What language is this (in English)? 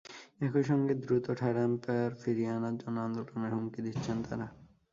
Bangla